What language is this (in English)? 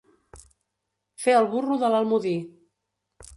Catalan